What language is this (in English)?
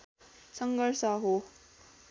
Nepali